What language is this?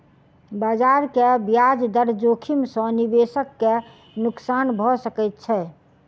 Maithili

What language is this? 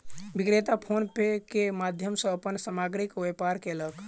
Maithili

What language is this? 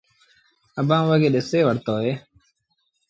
Sindhi Bhil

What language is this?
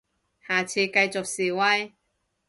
Cantonese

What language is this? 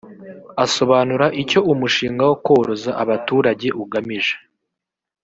Kinyarwanda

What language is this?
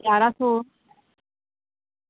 Dogri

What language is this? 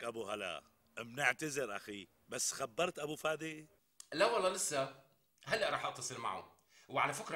Arabic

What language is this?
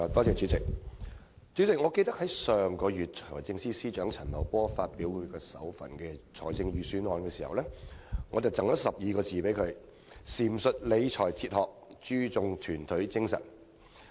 Cantonese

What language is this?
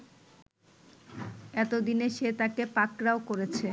Bangla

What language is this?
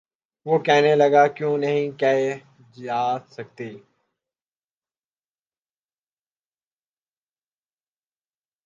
Urdu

